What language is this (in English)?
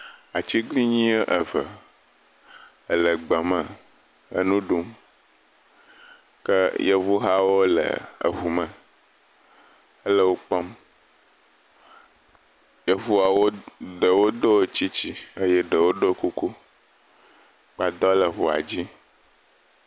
Ewe